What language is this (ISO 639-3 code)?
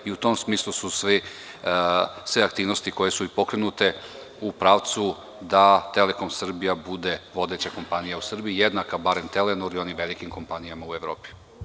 srp